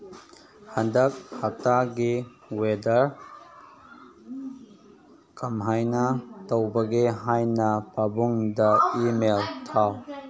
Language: Manipuri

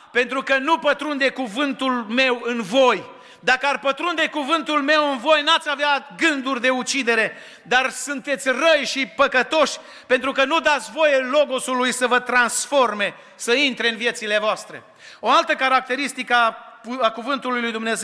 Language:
Romanian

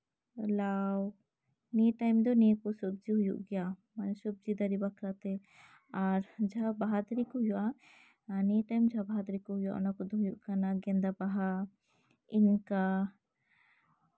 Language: Santali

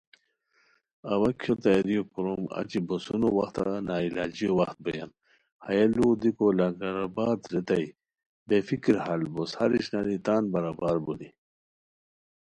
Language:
Khowar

